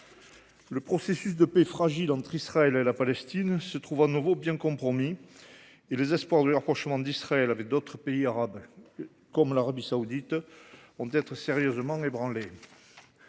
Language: French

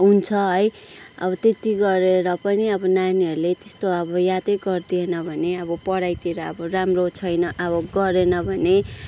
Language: Nepali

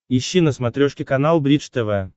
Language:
Russian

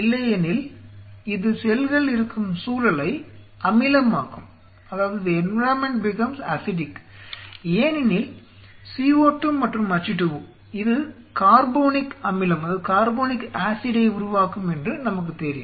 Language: Tamil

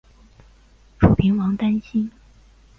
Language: Chinese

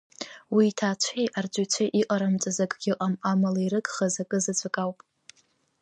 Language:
Abkhazian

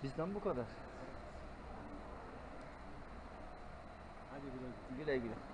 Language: Turkish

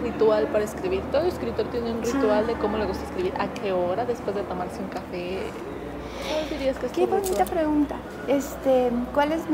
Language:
Spanish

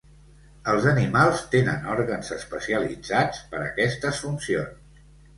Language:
Catalan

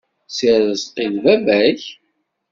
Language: Kabyle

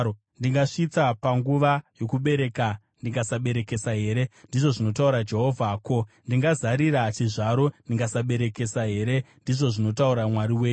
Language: Shona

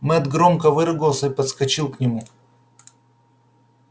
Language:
Russian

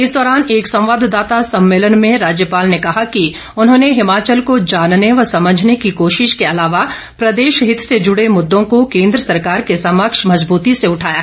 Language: Hindi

